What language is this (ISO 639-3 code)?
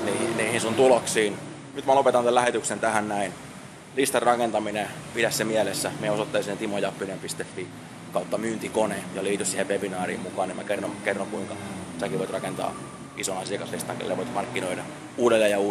fin